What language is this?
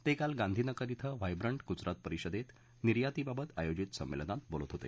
Marathi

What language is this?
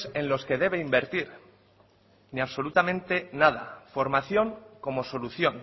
Spanish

